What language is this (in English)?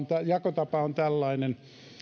Finnish